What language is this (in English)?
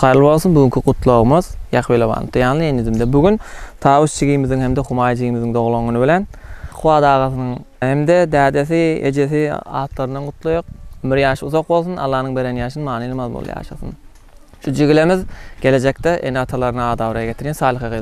Turkish